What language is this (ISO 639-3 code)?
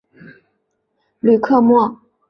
zho